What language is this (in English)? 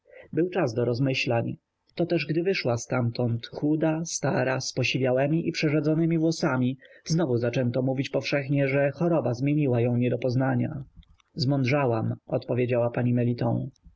Polish